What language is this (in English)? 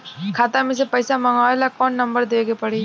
Bhojpuri